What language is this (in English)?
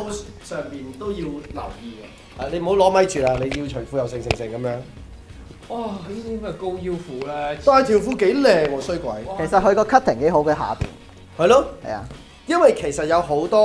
Chinese